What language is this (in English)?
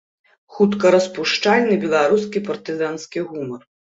Belarusian